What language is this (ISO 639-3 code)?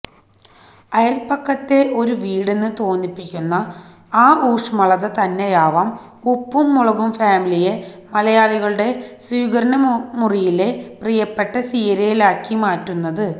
mal